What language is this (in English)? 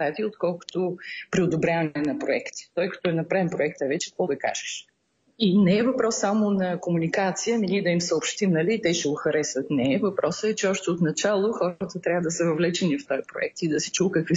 Bulgarian